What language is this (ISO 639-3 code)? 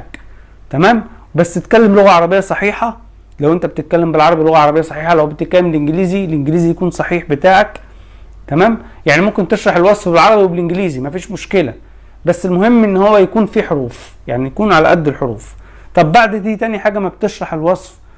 ara